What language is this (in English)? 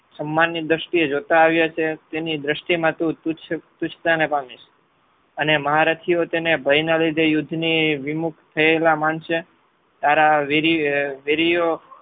Gujarati